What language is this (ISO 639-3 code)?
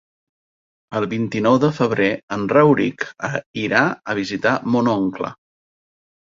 cat